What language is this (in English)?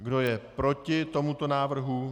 Czech